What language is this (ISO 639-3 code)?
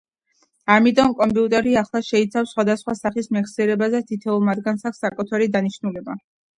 kat